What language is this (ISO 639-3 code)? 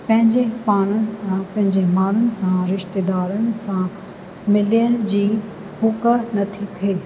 snd